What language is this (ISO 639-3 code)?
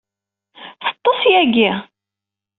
kab